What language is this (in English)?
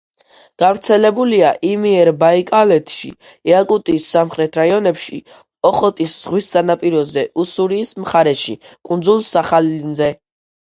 Georgian